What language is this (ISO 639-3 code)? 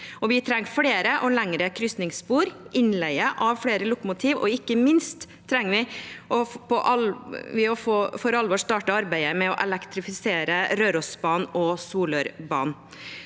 nor